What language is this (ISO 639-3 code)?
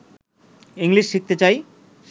ben